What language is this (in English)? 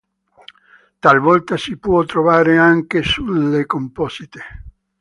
Italian